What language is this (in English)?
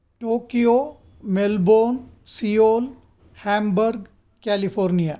Sanskrit